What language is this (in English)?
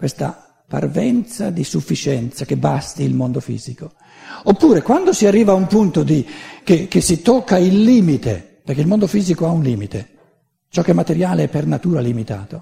Italian